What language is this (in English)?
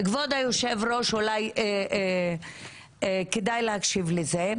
Hebrew